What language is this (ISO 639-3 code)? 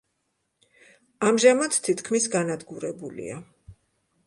kat